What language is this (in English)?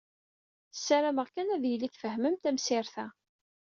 Kabyle